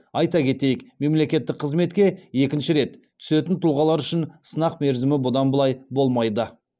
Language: Kazakh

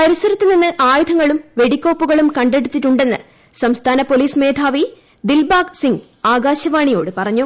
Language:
Malayalam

